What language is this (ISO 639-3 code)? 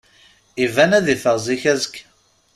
kab